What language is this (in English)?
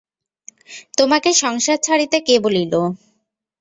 Bangla